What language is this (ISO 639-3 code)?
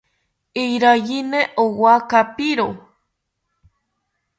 cpy